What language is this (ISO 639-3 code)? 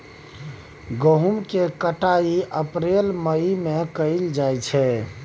mai